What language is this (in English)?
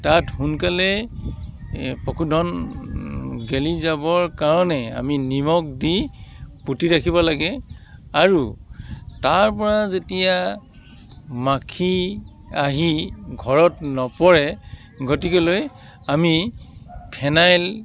Assamese